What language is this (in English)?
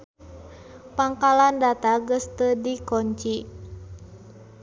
Sundanese